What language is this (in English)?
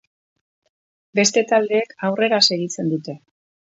Basque